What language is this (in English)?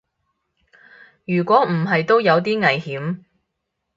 Cantonese